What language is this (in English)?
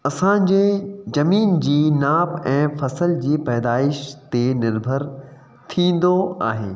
Sindhi